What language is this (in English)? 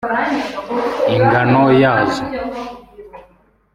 Kinyarwanda